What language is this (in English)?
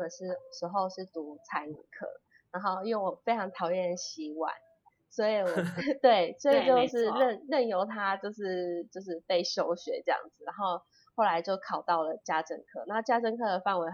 Chinese